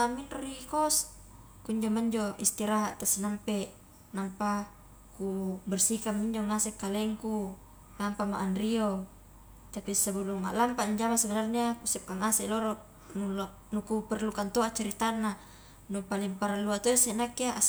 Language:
Highland Konjo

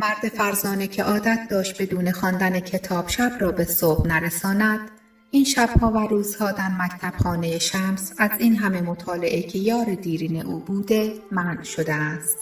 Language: Persian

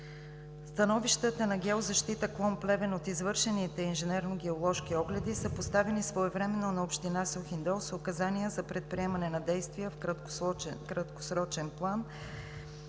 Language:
Bulgarian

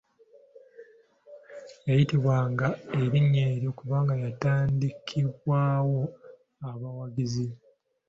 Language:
Ganda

